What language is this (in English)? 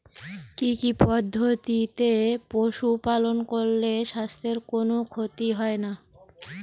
Bangla